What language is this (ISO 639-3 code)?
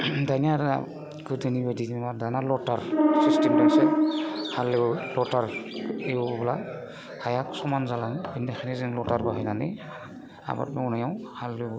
brx